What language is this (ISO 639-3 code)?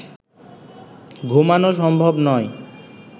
ben